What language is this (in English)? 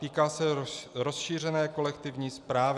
Czech